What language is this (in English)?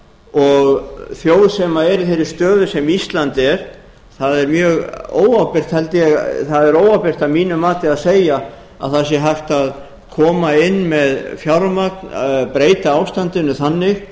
Icelandic